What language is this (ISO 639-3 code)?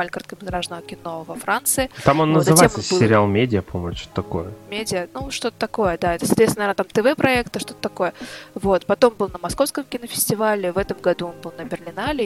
rus